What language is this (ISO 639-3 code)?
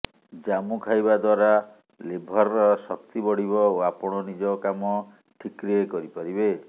ori